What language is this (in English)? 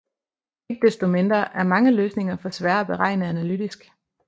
Danish